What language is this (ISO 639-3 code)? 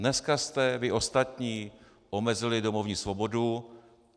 ces